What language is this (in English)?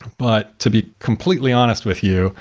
English